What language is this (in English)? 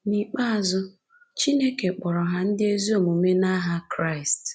Igbo